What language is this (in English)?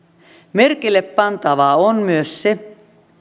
Finnish